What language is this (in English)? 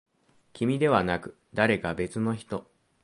Japanese